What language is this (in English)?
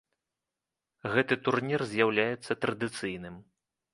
Belarusian